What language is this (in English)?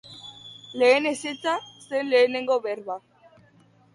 Basque